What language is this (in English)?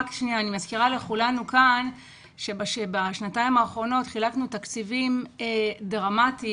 Hebrew